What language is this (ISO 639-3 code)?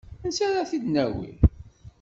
kab